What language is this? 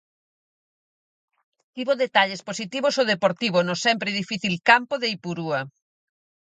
Galician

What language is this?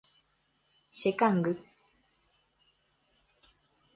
Guarani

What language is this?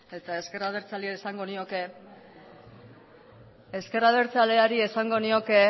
Basque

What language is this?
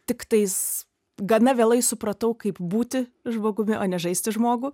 Lithuanian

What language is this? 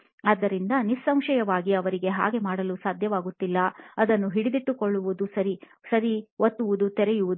Kannada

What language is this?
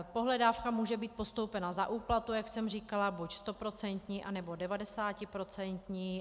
Czech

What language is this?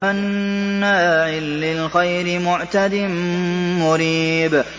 Arabic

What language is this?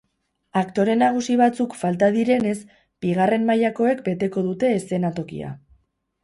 Basque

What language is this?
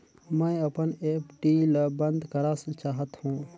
Chhattisgarhi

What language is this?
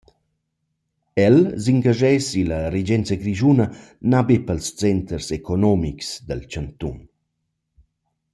Romansh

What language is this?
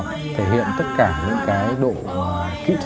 Vietnamese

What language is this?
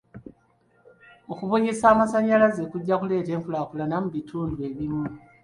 Ganda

